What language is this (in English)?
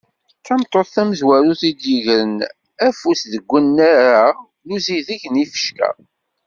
Kabyle